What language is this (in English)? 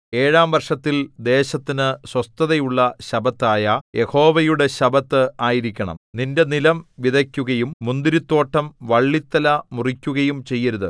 Malayalam